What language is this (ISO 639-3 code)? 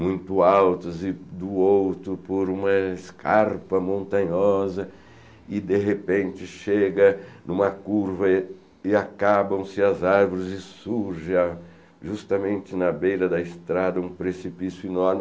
por